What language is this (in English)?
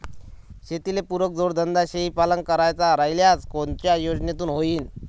Marathi